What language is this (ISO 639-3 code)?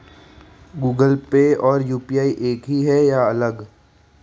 hin